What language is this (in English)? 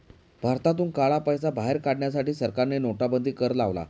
Marathi